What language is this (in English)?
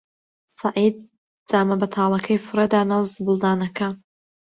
Central Kurdish